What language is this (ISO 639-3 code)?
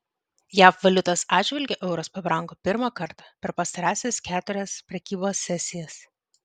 lit